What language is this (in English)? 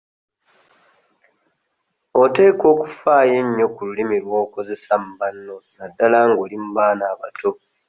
Ganda